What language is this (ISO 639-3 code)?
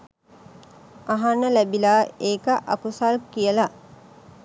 sin